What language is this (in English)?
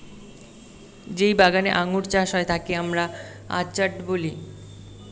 Bangla